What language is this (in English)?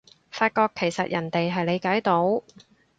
Cantonese